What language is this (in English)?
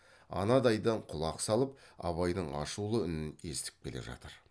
Kazakh